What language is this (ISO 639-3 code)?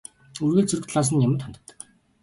mon